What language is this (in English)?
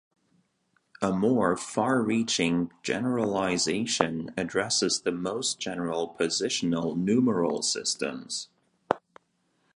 English